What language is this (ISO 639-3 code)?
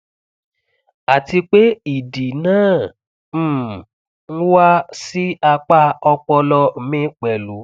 yor